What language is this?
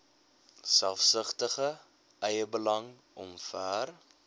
Afrikaans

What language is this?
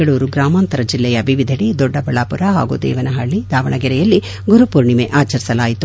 Kannada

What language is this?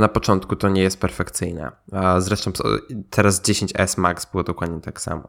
Polish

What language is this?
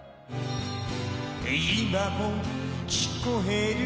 Japanese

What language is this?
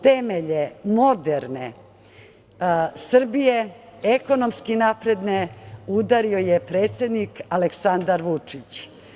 Serbian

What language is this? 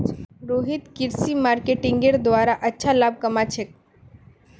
Magahi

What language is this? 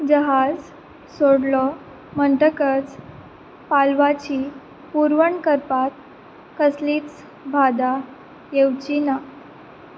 Konkani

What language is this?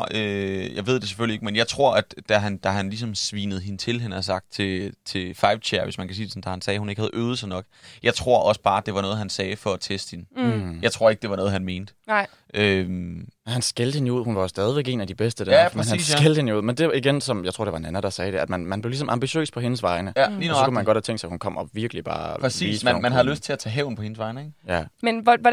Danish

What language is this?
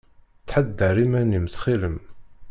Kabyle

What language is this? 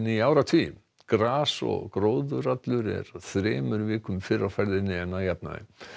Icelandic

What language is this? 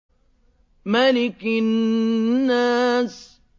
Arabic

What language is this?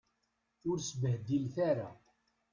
Kabyle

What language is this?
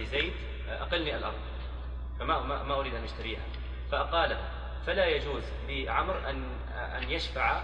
Arabic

